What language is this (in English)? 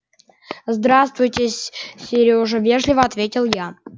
Russian